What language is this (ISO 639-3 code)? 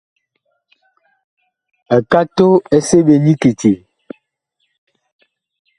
bkh